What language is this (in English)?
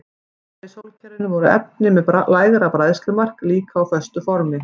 Icelandic